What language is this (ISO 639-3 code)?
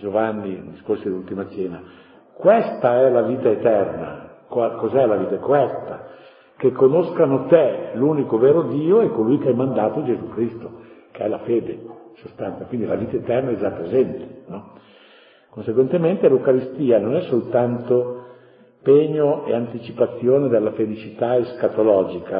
ita